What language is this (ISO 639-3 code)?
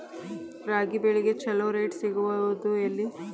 kan